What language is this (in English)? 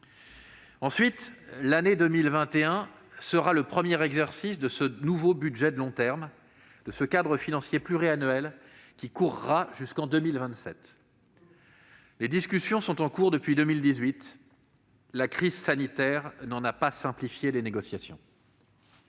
French